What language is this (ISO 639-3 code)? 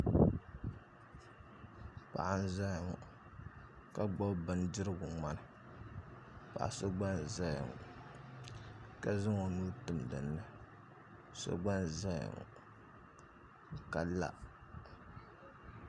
dag